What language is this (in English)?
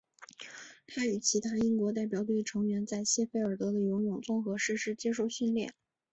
Chinese